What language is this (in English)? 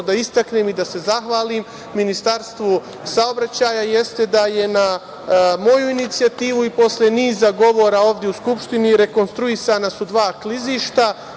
Serbian